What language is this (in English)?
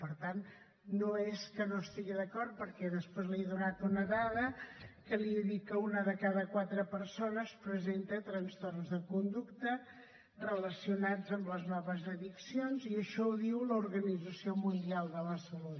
Catalan